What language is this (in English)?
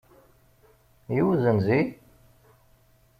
Kabyle